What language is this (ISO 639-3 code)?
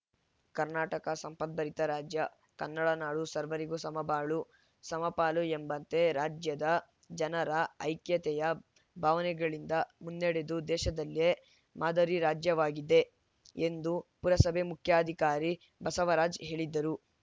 kan